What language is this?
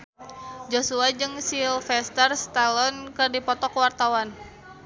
Sundanese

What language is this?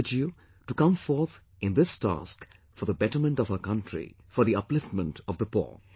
English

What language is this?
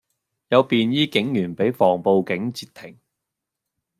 Cantonese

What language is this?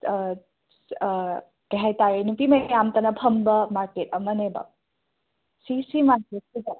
Manipuri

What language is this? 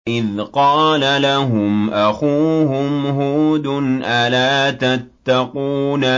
Arabic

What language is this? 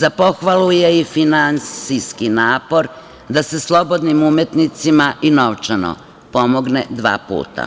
Serbian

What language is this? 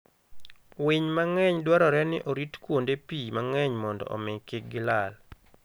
Luo (Kenya and Tanzania)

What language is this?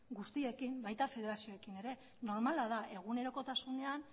Basque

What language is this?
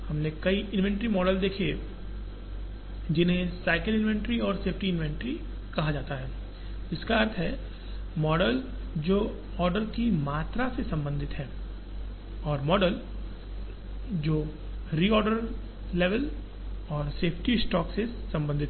Hindi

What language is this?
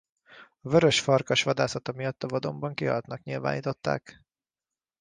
Hungarian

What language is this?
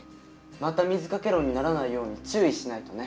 Japanese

